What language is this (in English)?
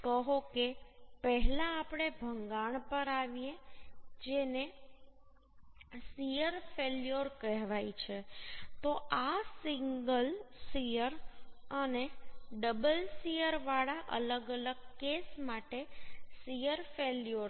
Gujarati